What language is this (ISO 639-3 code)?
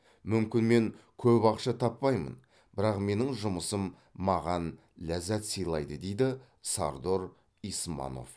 kaz